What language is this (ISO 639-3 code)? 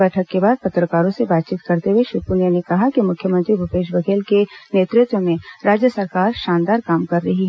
hin